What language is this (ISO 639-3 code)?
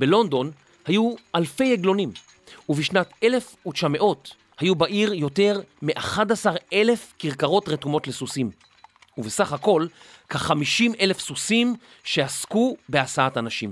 heb